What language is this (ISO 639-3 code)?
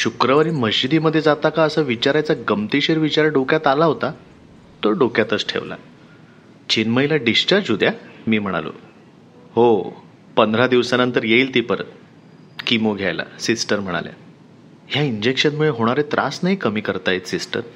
mar